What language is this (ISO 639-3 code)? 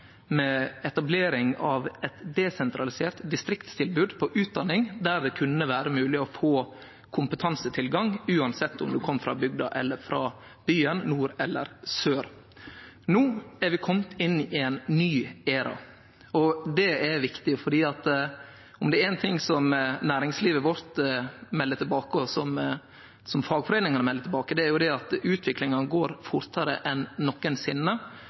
nno